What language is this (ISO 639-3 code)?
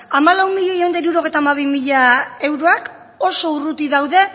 eus